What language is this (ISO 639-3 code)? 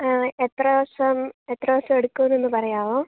mal